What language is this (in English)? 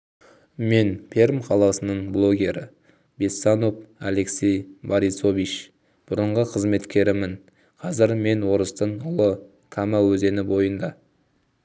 Kazakh